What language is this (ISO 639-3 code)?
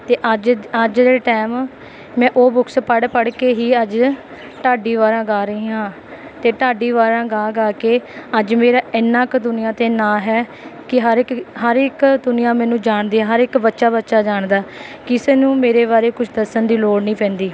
pan